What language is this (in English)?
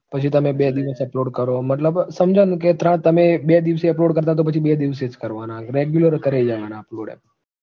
Gujarati